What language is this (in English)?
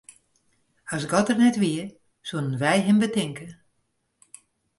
Western Frisian